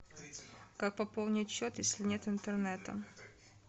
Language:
Russian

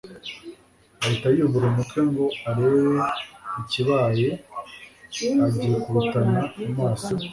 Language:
Kinyarwanda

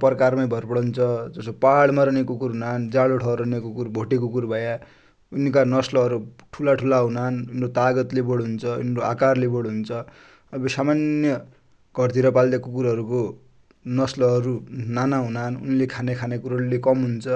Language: Dotyali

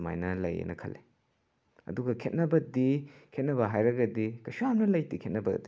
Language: Manipuri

